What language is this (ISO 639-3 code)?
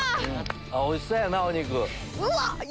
jpn